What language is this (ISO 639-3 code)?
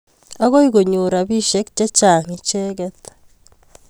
kln